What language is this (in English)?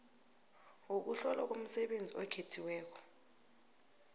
South Ndebele